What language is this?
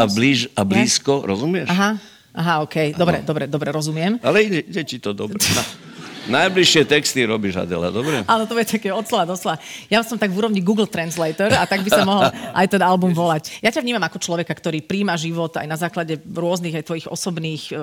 Slovak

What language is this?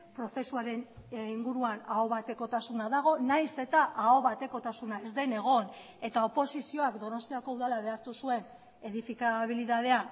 Basque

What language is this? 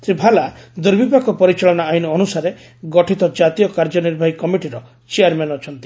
Odia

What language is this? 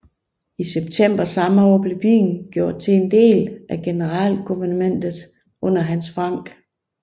Danish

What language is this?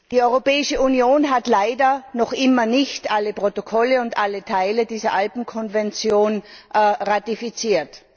German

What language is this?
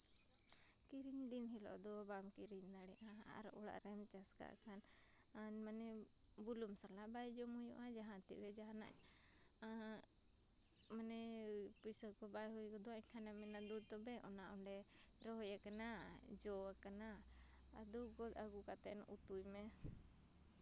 Santali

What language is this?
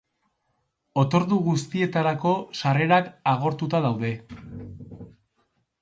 Basque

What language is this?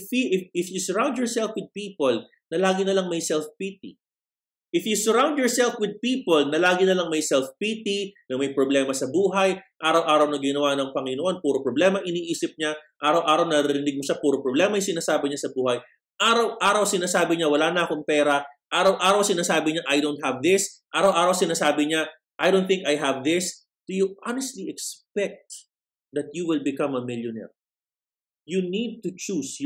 Filipino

